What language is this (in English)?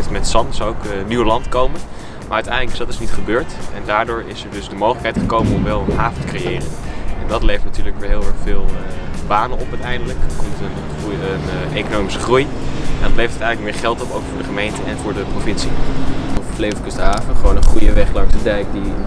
Dutch